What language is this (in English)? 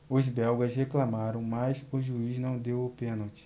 Portuguese